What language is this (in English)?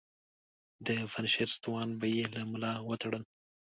Pashto